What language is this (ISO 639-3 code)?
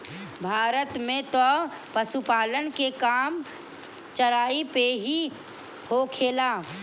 bho